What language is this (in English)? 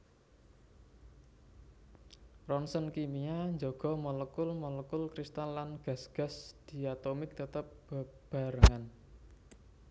Javanese